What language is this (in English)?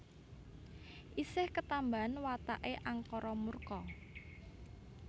Javanese